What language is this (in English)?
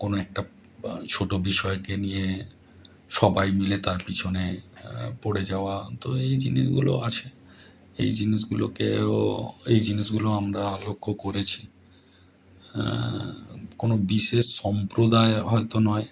Bangla